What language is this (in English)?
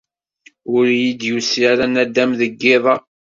Kabyle